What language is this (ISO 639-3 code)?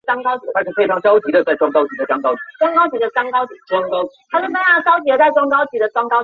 zho